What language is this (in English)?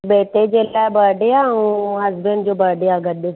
Sindhi